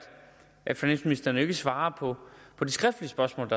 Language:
Danish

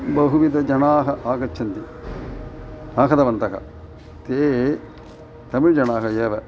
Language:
Sanskrit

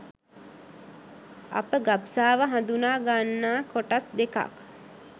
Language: Sinhala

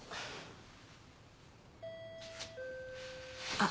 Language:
Japanese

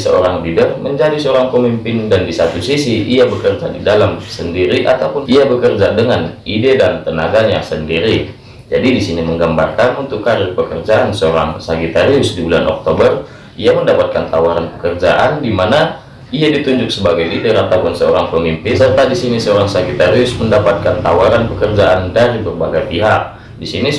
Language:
Indonesian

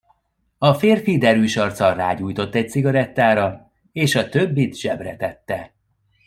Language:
Hungarian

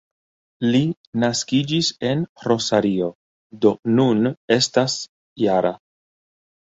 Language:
Esperanto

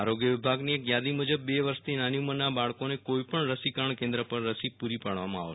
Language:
Gujarati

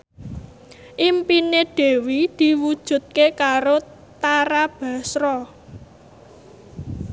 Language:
Javanese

